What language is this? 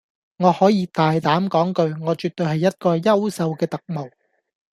Cantonese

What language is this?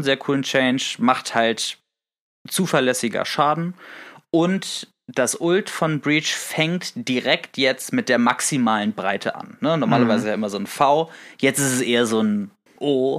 German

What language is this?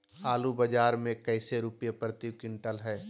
Magahi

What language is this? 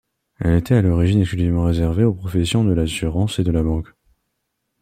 French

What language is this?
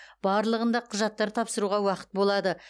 Kazakh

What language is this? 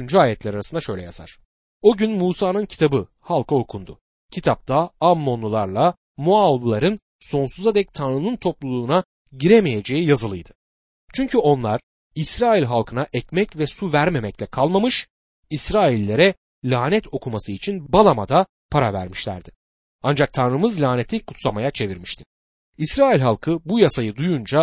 Turkish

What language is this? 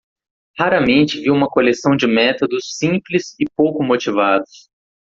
Portuguese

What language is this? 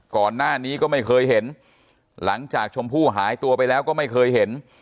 Thai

